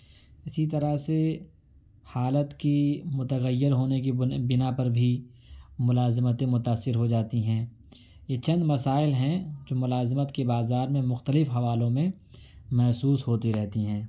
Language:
Urdu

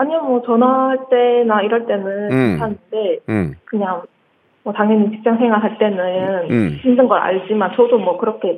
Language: Korean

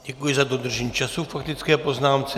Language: Czech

